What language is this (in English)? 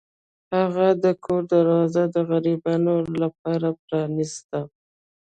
Pashto